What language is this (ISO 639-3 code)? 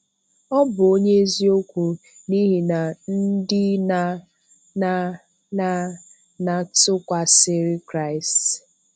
ibo